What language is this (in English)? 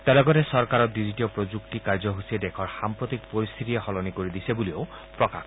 Assamese